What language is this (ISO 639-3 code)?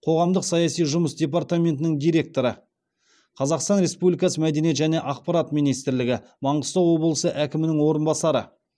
kaz